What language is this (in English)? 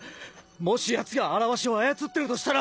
Japanese